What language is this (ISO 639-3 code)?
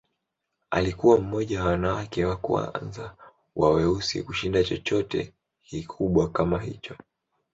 swa